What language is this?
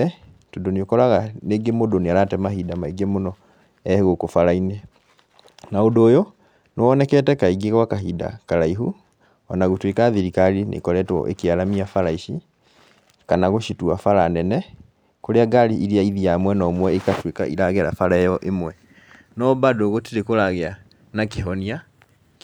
Kikuyu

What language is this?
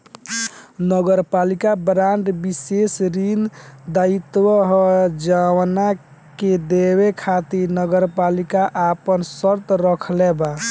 Bhojpuri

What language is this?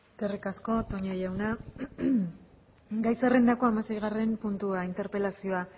Basque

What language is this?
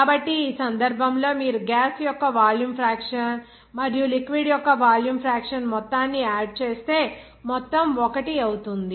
Telugu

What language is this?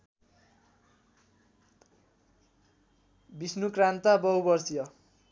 Nepali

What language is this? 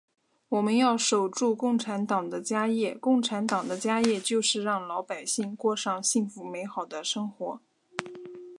Chinese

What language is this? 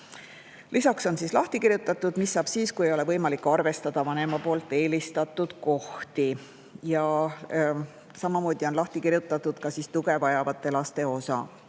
Estonian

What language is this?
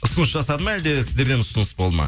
Kazakh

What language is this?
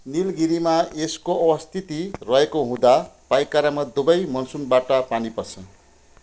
Nepali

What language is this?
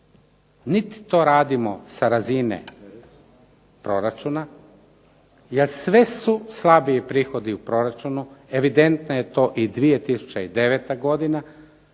Croatian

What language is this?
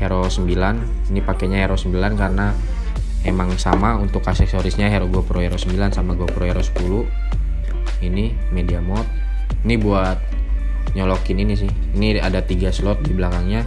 Indonesian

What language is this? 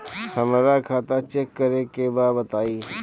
Bhojpuri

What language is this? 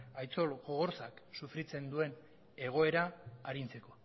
Basque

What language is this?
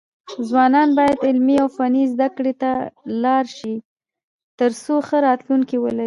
Pashto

